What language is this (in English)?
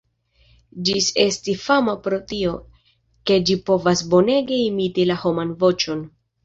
Esperanto